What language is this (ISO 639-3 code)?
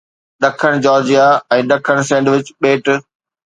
snd